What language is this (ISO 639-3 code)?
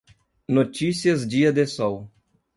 por